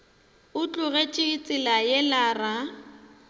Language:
Northern Sotho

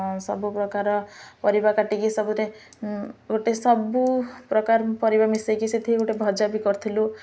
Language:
Odia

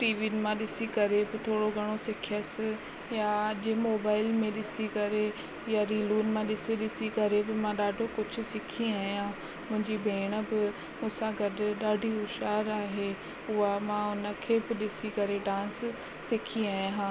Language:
Sindhi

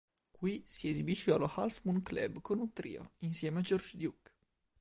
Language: Italian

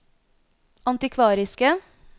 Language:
Norwegian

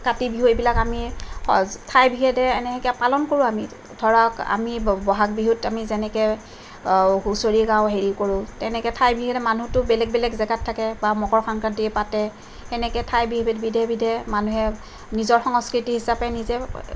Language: Assamese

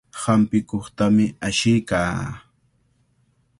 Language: Cajatambo North Lima Quechua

